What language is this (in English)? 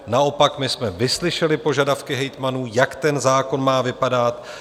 Czech